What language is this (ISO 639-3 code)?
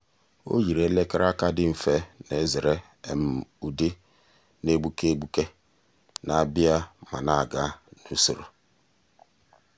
ibo